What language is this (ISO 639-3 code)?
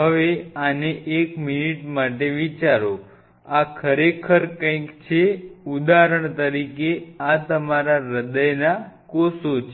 guj